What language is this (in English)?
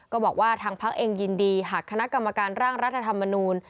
Thai